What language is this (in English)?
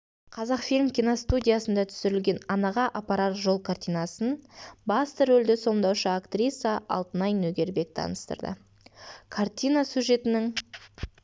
Kazakh